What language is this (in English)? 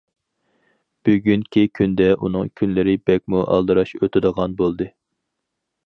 Uyghur